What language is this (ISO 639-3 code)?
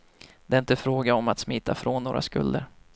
swe